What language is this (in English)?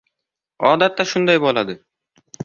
Uzbek